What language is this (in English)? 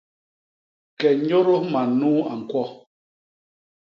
Basaa